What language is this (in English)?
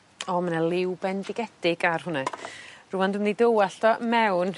Welsh